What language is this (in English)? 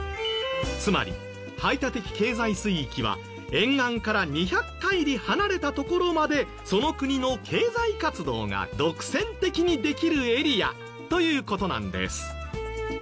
Japanese